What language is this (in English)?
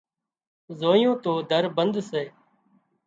Wadiyara Koli